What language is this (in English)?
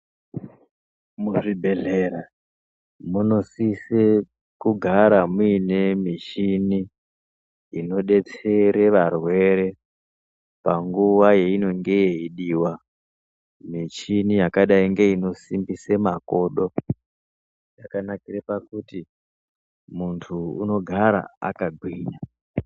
Ndau